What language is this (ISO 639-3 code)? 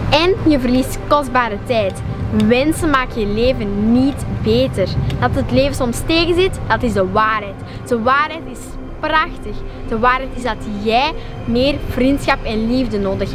nld